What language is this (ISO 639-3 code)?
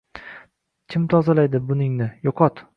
uzb